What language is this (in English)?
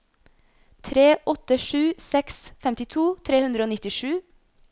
Norwegian